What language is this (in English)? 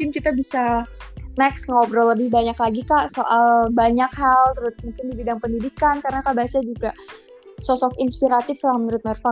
Indonesian